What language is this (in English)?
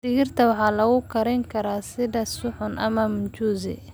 Somali